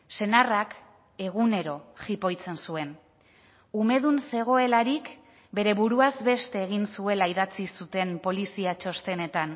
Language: Basque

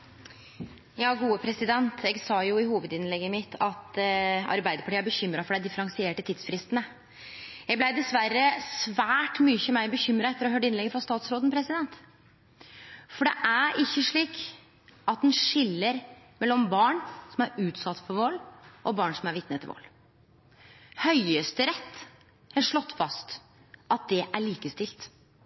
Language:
Norwegian Nynorsk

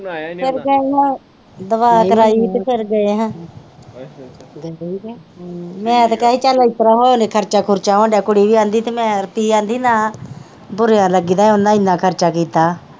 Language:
Punjabi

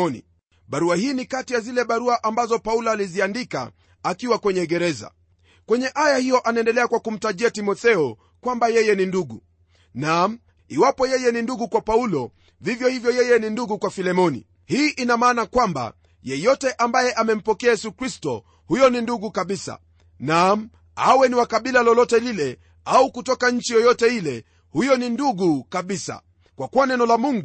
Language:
Swahili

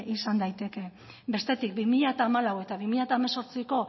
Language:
Basque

